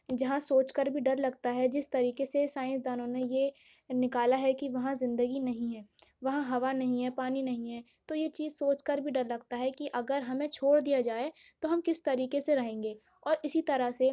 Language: Urdu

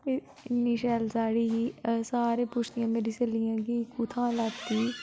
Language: Dogri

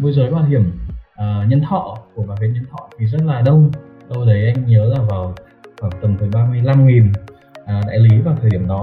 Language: Vietnamese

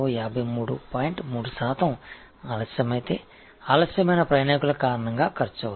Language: Tamil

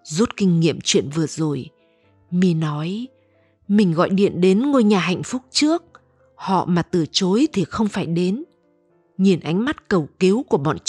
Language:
Vietnamese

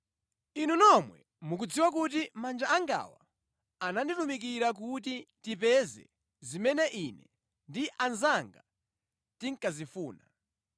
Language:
Nyanja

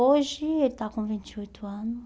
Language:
Portuguese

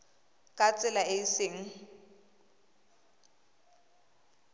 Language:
Tswana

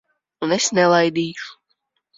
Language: Latvian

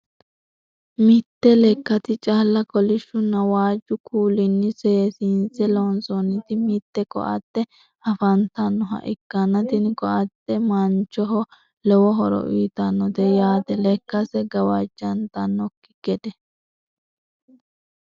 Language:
Sidamo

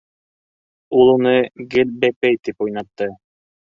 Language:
Bashkir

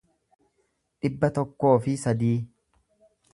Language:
Oromo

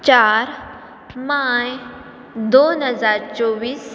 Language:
Konkani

